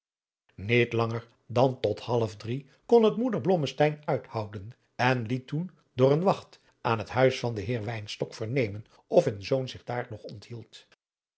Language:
Dutch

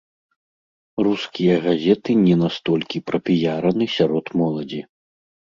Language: Belarusian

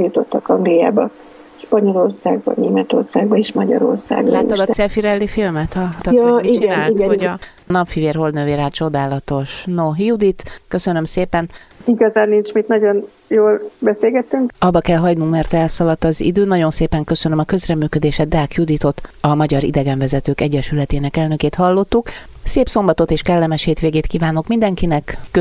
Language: Hungarian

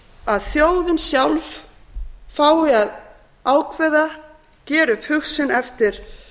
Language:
Icelandic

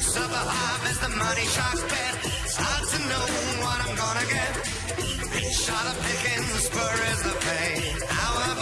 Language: Italian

